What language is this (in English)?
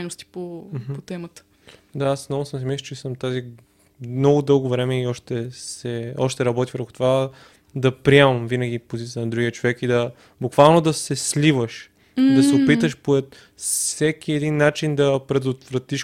Bulgarian